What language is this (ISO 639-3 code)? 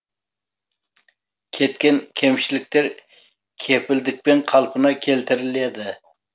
kaz